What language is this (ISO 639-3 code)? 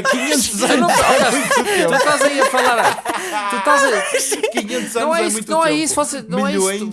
por